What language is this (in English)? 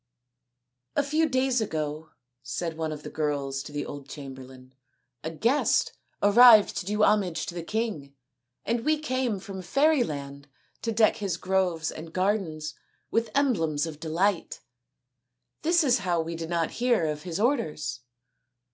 English